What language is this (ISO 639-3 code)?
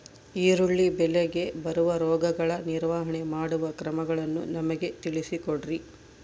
kan